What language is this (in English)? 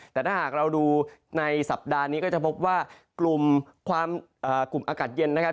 Thai